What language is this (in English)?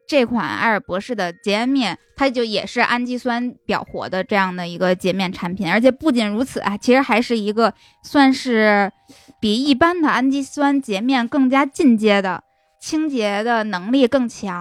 Chinese